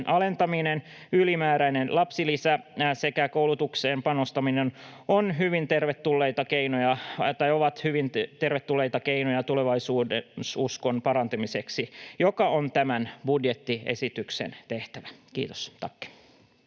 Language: Finnish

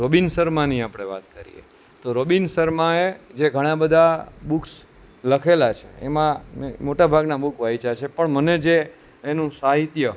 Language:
Gujarati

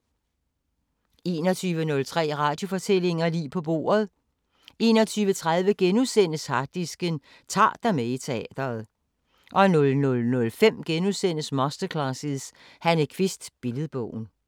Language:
Danish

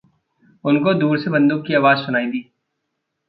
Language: Hindi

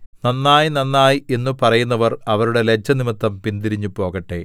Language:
Malayalam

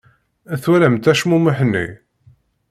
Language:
Kabyle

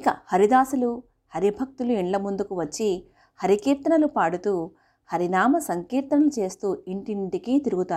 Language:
Telugu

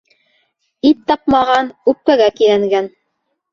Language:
Bashkir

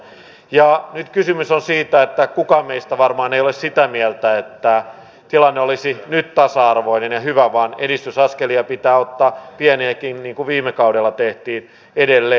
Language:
Finnish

